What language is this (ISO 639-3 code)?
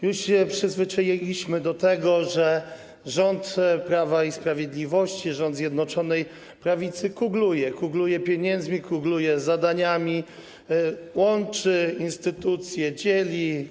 pol